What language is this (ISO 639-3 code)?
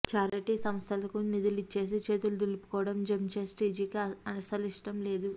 tel